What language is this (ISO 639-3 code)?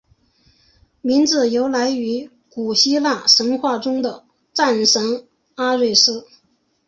zho